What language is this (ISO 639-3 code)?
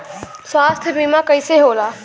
bho